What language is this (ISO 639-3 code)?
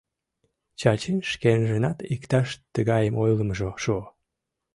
chm